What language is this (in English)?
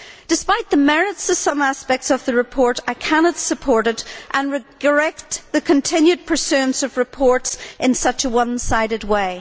English